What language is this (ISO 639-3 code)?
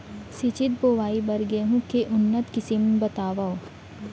hne